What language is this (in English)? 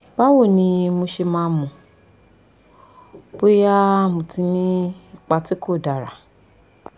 Yoruba